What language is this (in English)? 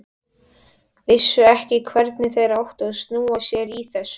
Icelandic